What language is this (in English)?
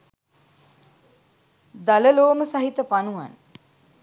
Sinhala